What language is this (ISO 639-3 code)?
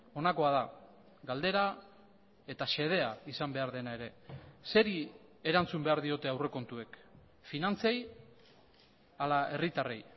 eus